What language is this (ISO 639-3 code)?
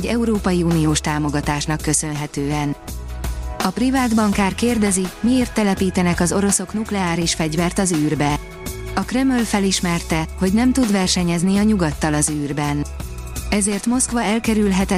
hun